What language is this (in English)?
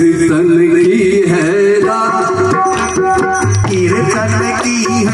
Arabic